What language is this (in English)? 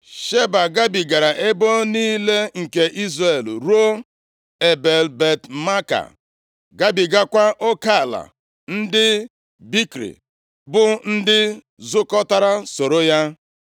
Igbo